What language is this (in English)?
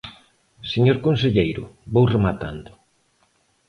Galician